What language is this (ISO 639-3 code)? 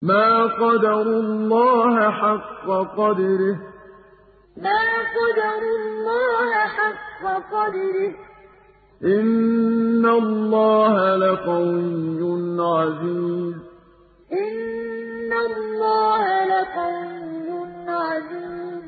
ara